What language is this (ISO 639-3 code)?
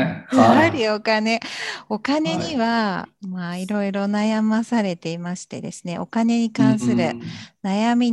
jpn